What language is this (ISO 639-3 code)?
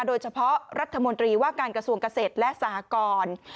tha